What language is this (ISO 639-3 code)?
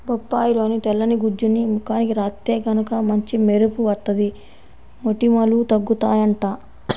tel